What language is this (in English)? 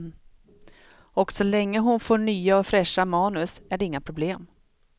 Swedish